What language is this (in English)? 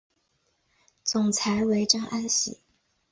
Chinese